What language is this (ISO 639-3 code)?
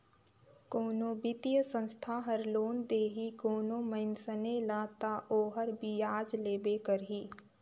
hne